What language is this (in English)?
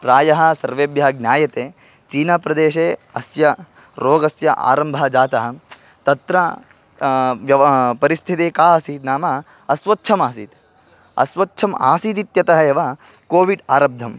Sanskrit